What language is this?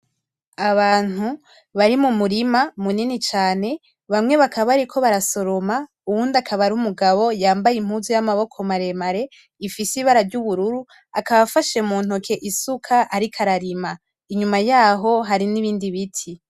Rundi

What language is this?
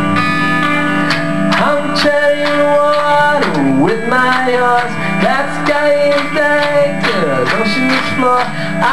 English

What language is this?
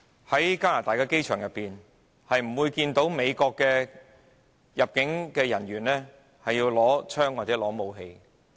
Cantonese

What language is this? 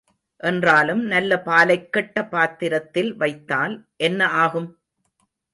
Tamil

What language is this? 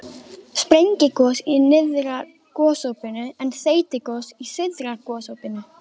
Icelandic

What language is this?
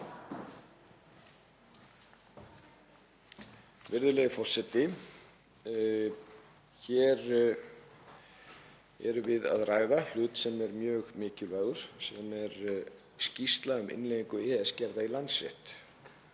Icelandic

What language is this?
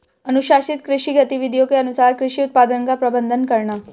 Hindi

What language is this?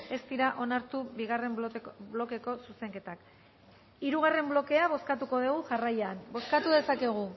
Basque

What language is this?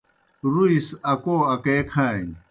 Kohistani Shina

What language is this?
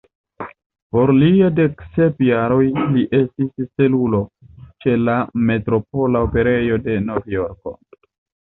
Esperanto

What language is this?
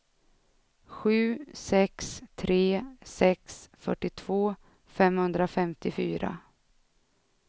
Swedish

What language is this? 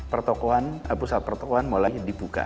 Indonesian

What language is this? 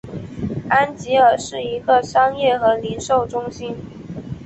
Chinese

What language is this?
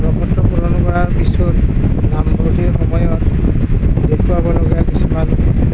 Assamese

